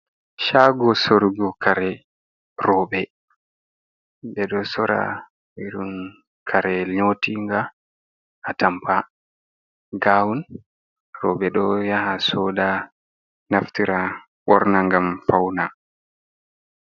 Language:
Fula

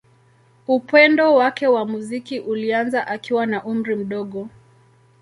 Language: Swahili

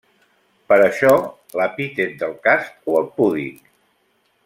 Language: Catalan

